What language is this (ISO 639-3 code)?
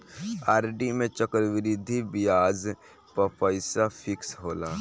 bho